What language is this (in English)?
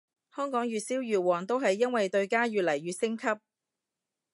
Cantonese